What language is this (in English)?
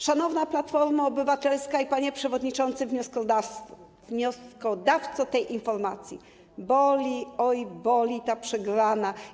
Polish